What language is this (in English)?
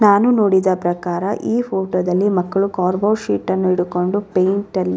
Kannada